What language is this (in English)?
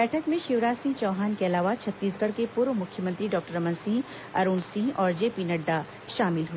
Hindi